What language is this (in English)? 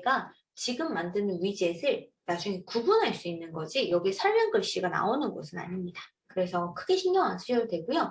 Korean